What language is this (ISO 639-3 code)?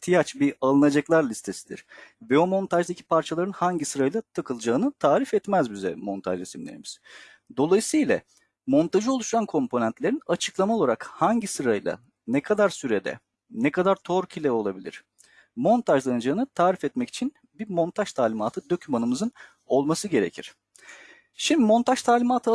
tur